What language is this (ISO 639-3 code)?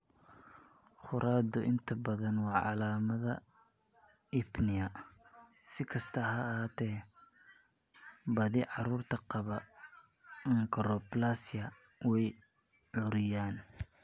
som